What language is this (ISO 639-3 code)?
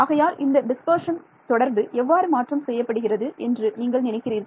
tam